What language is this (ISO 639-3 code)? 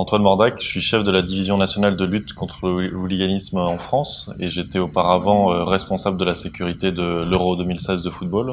fra